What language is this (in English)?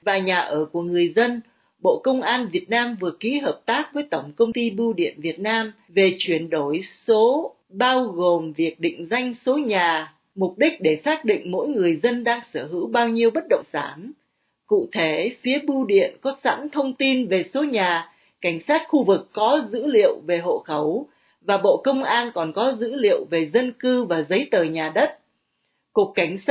Vietnamese